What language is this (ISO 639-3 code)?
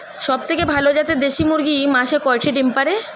ben